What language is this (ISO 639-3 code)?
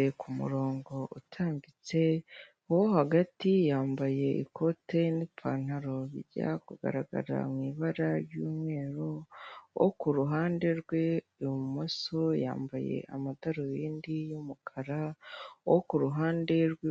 kin